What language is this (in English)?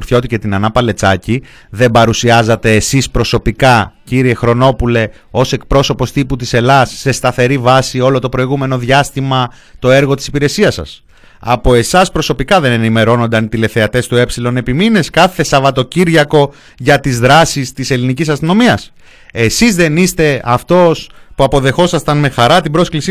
Greek